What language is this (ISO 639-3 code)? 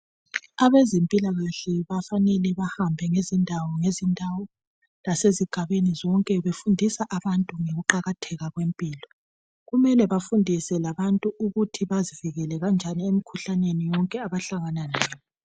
nde